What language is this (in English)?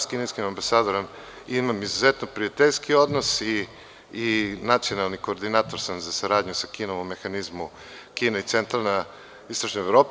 Serbian